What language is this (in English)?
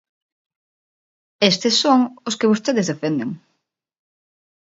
Galician